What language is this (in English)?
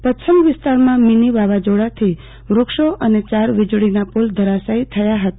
Gujarati